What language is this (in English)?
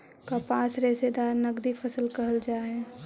Magahi